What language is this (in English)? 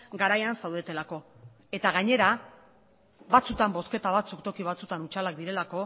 Basque